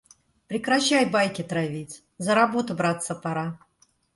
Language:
Russian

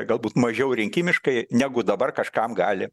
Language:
Lithuanian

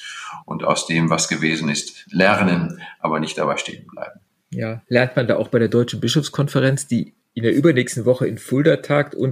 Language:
German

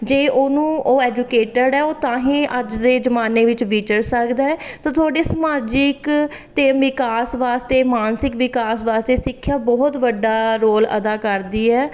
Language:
Punjabi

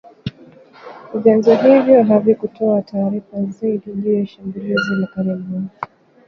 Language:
Swahili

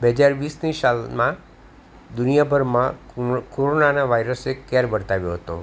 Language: Gujarati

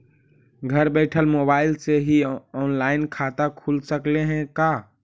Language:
Magahi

